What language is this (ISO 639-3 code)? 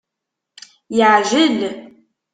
kab